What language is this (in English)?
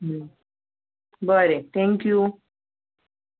Konkani